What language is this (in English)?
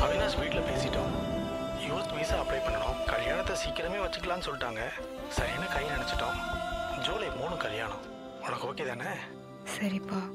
Tamil